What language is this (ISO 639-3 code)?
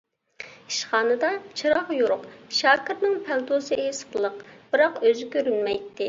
uig